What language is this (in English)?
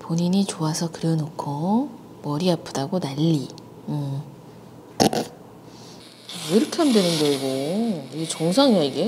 Korean